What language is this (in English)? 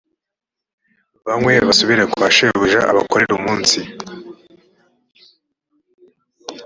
Kinyarwanda